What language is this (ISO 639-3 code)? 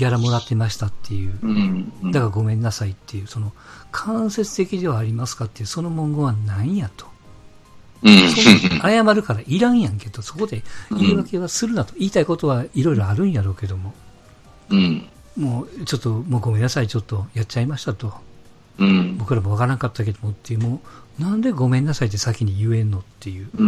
jpn